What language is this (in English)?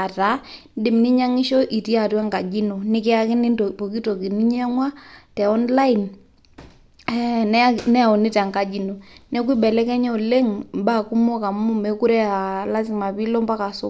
Masai